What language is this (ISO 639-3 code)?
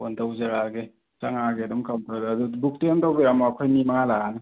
mni